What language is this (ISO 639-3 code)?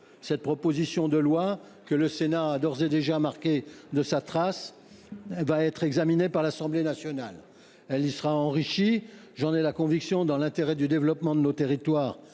fra